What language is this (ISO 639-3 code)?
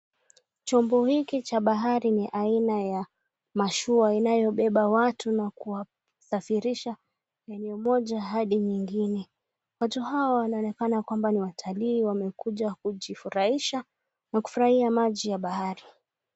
swa